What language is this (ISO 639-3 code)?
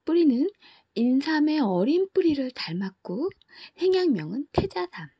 kor